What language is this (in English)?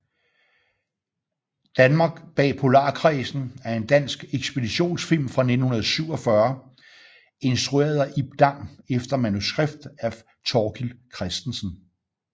Danish